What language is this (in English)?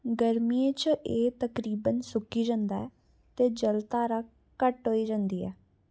Dogri